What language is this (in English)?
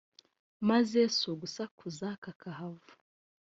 Kinyarwanda